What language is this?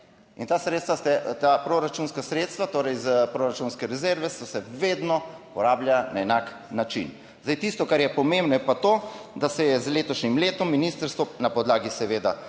Slovenian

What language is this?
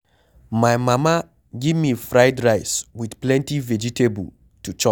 Nigerian Pidgin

